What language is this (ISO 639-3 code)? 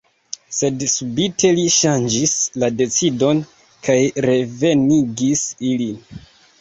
epo